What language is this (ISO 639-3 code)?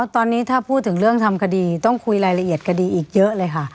tha